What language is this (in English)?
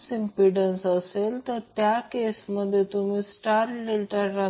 Marathi